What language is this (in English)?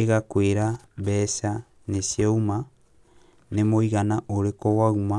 Kikuyu